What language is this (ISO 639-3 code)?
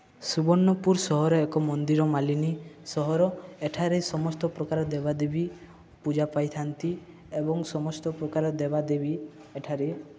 ori